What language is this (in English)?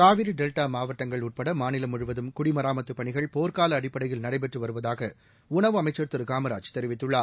Tamil